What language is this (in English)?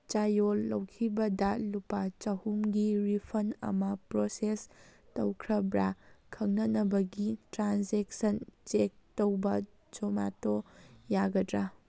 Manipuri